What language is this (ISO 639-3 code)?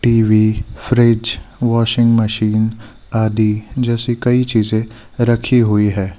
hin